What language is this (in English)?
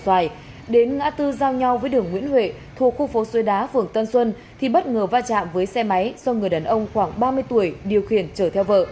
Vietnamese